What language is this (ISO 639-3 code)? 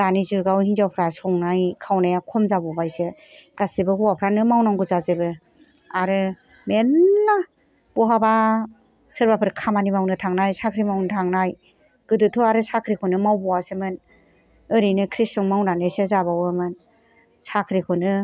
brx